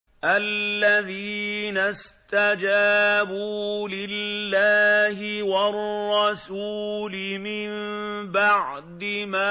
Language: Arabic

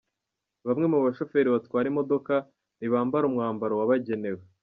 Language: Kinyarwanda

